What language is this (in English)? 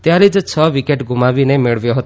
Gujarati